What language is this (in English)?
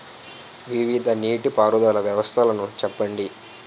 Telugu